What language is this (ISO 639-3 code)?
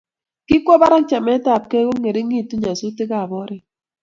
kln